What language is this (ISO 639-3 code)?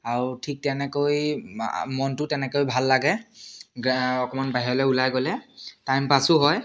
asm